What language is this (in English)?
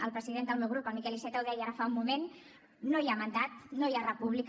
Catalan